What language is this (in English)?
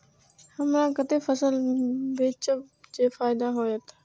Maithili